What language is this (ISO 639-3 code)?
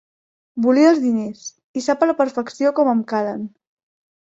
cat